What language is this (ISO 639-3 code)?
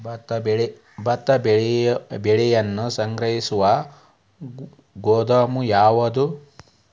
kan